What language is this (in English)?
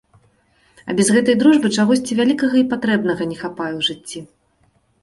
Belarusian